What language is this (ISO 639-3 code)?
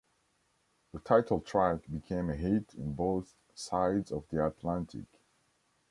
eng